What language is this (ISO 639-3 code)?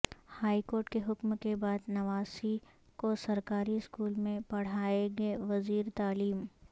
urd